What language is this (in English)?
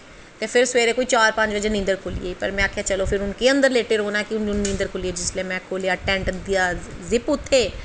Dogri